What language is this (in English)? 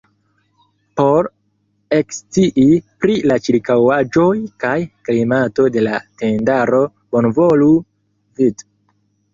Esperanto